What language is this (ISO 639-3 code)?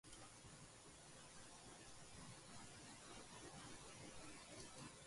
eus